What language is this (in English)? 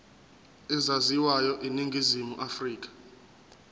Zulu